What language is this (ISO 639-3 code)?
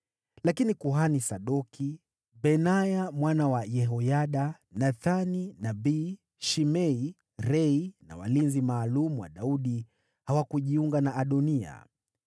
swa